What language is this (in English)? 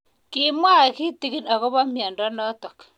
Kalenjin